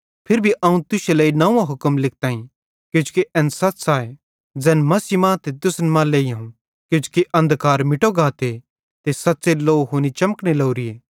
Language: Bhadrawahi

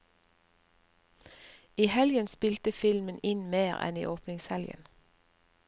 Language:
Norwegian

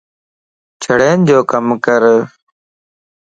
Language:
Lasi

